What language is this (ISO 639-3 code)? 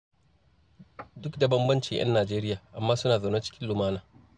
hau